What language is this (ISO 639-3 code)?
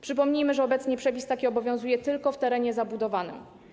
pol